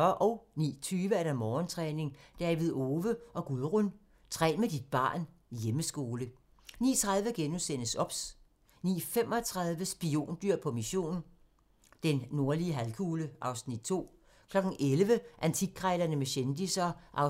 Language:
Danish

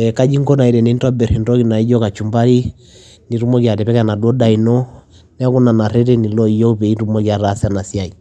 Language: Masai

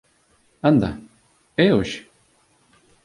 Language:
Galician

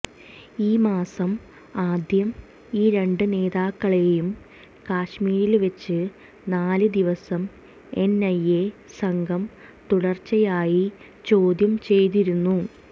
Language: Malayalam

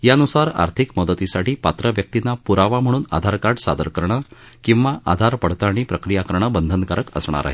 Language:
Marathi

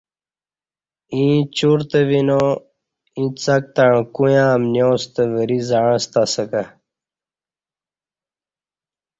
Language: Kati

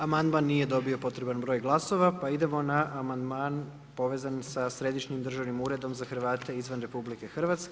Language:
Croatian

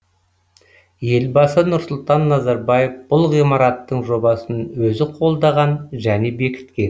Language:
Kazakh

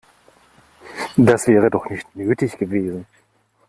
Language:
German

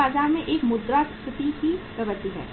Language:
Hindi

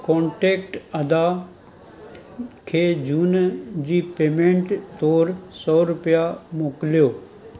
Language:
Sindhi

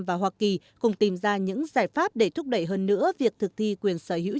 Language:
Vietnamese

